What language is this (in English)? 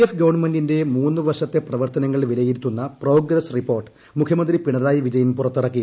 Malayalam